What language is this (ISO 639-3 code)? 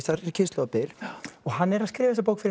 isl